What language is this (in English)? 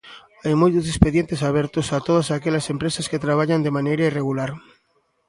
Galician